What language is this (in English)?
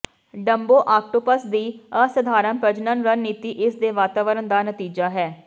Punjabi